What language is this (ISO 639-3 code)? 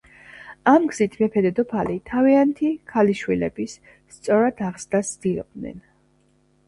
kat